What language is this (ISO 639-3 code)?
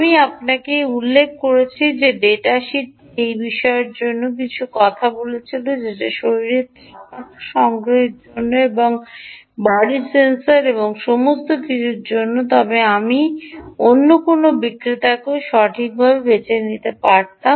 ben